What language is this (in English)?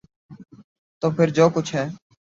Urdu